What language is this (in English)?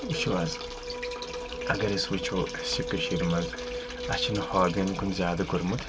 Kashmiri